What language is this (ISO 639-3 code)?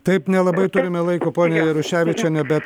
lit